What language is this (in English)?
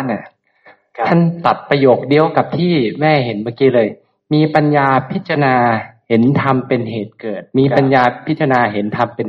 Thai